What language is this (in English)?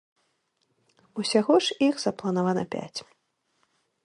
Belarusian